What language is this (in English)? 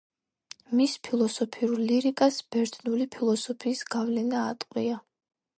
Georgian